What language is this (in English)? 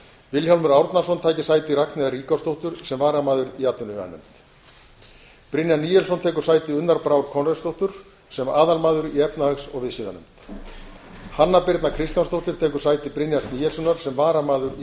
Icelandic